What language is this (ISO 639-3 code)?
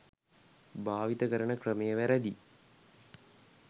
sin